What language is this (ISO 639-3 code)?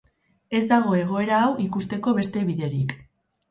eus